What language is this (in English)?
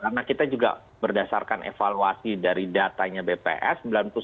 Indonesian